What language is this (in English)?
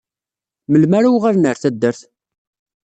Kabyle